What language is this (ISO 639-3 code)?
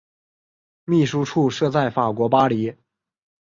zho